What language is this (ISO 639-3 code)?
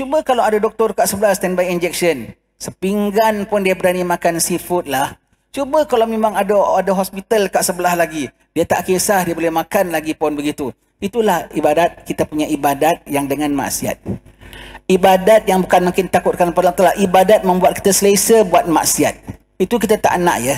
msa